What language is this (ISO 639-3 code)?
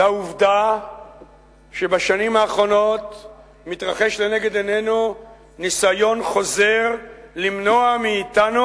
heb